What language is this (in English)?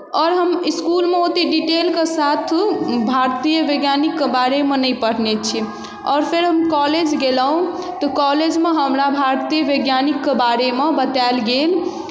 Maithili